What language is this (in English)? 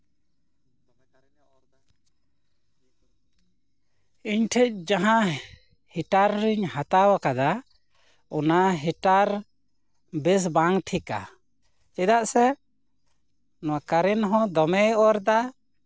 Santali